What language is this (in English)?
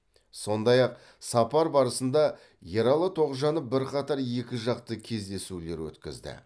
Kazakh